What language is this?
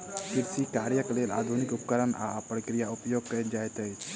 Maithili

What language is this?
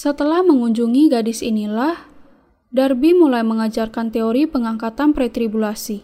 Indonesian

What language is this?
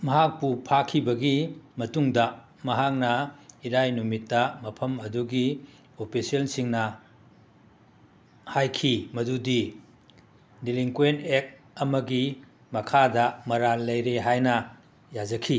Manipuri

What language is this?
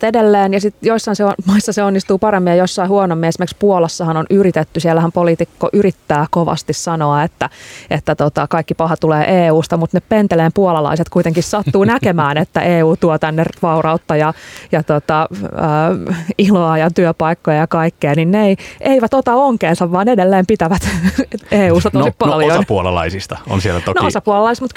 Finnish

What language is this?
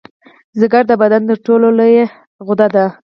Pashto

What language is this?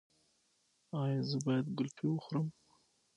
Pashto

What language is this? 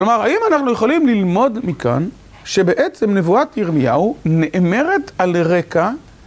Hebrew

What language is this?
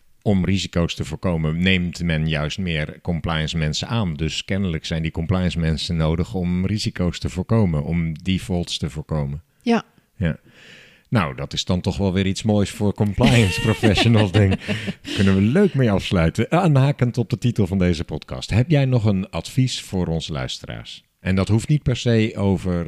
Dutch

